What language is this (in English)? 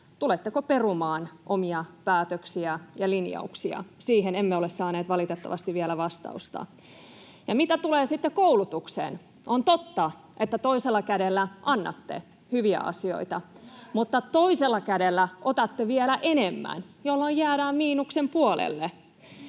Finnish